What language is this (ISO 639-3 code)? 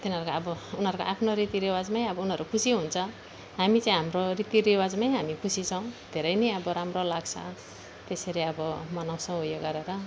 nep